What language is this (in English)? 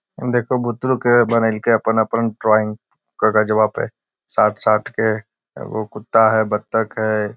Magahi